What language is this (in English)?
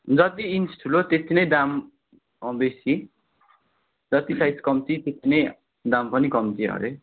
Nepali